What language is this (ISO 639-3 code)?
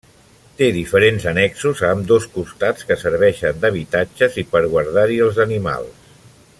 cat